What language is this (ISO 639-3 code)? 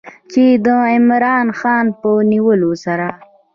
pus